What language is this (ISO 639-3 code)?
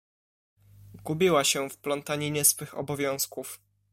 pol